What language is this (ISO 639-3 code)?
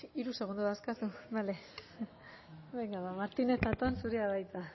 eus